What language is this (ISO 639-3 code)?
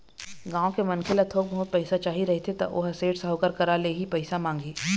hne